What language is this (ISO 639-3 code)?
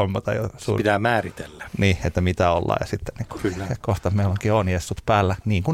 fin